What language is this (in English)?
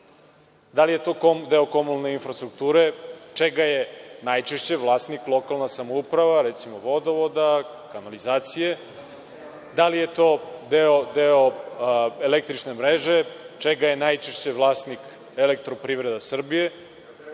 Serbian